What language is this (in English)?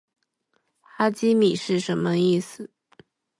Chinese